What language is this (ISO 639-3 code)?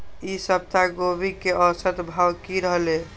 mai